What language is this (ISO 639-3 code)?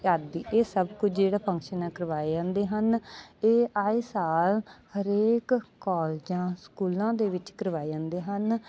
pan